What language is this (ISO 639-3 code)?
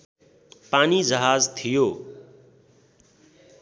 nep